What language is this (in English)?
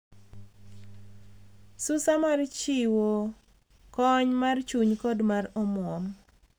Luo (Kenya and Tanzania)